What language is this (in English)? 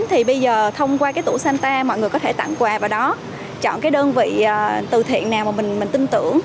Vietnamese